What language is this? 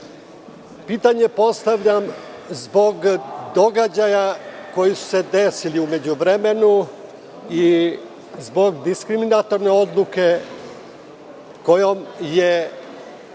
Serbian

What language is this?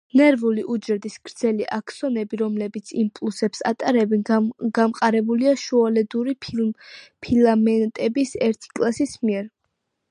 Georgian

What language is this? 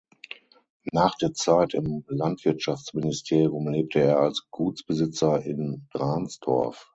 German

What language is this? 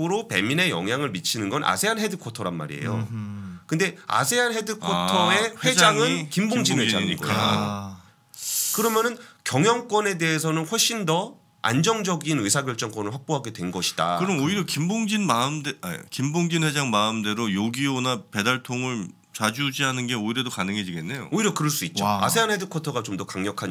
Korean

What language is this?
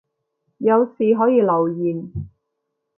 Cantonese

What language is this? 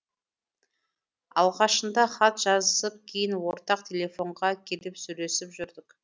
Kazakh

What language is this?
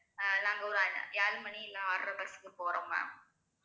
Tamil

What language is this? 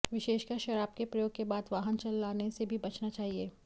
Hindi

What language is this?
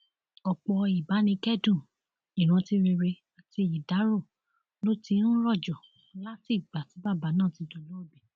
Yoruba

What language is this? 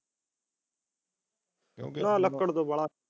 Punjabi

